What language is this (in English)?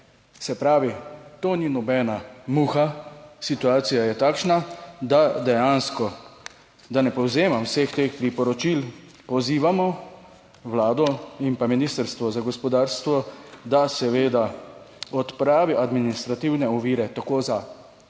Slovenian